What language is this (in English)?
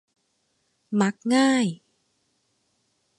Thai